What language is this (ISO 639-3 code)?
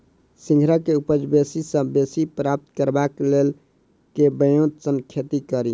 mai